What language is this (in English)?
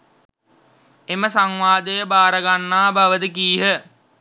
Sinhala